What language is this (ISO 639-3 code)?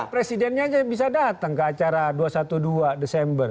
ind